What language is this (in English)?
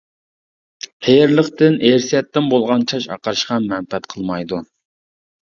Uyghur